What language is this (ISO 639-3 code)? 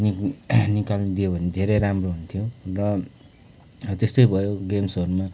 nep